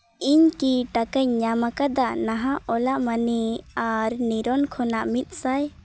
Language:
Santali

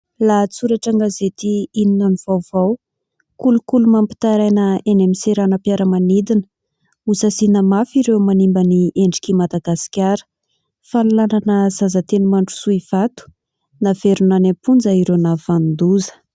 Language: Malagasy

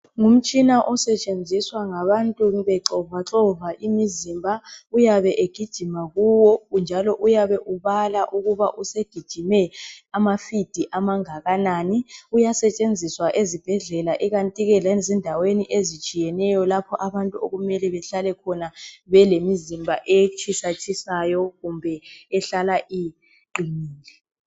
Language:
North Ndebele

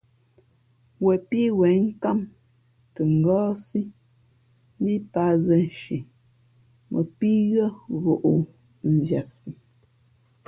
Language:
Fe'fe'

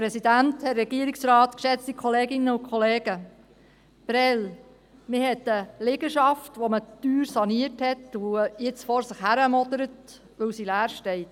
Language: Swiss German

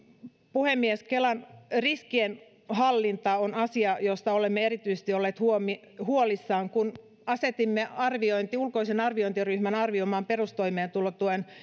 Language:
Finnish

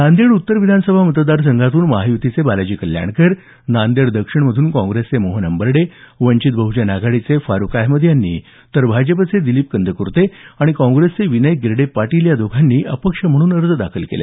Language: Marathi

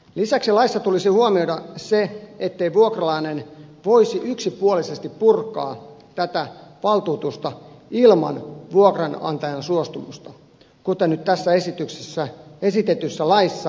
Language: Finnish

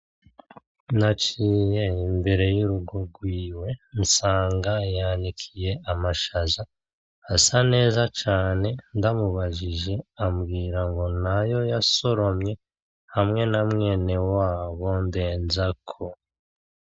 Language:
Rundi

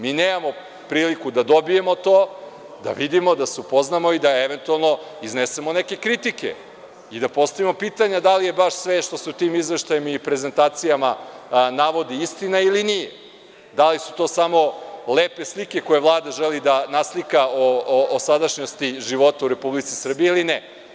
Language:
Serbian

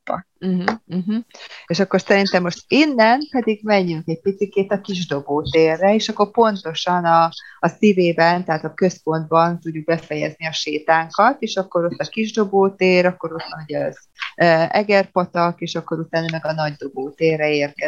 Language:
Hungarian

